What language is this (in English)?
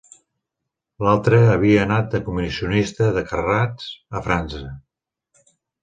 Catalan